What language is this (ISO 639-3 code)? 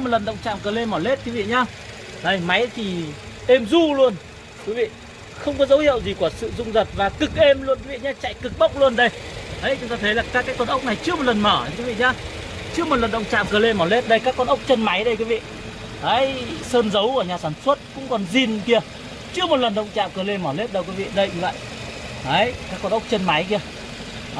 vie